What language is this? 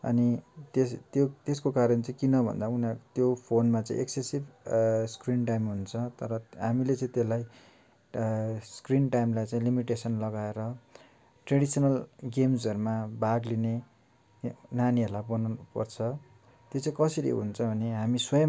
Nepali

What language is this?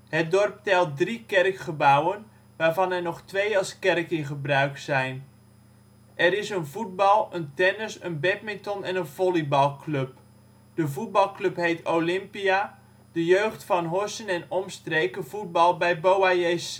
Dutch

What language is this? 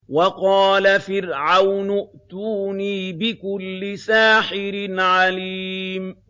Arabic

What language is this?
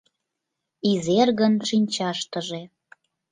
Mari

